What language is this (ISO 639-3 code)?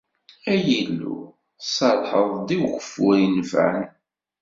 kab